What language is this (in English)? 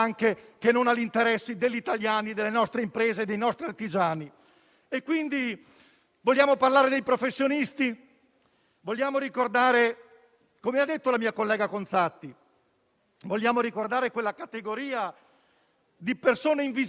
Italian